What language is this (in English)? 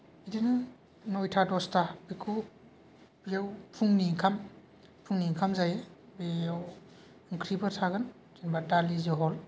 Bodo